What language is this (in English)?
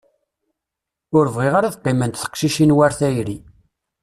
Kabyle